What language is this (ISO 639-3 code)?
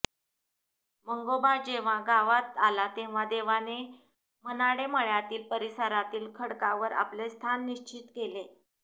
mar